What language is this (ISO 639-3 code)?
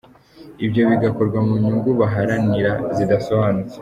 kin